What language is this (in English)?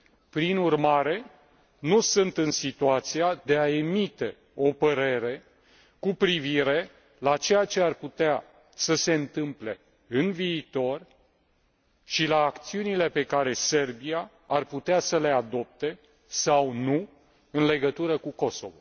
Romanian